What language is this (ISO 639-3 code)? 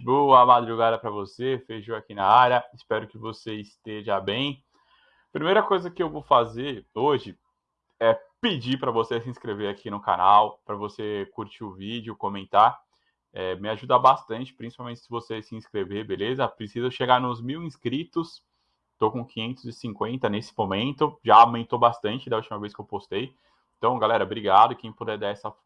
por